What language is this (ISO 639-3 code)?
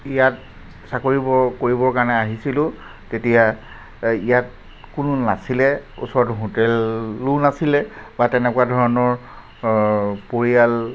asm